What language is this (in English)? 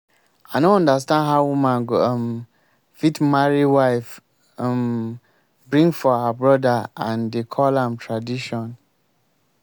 Nigerian Pidgin